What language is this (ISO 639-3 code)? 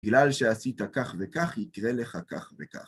heb